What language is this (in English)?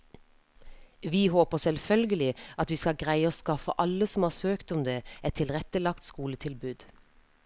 Norwegian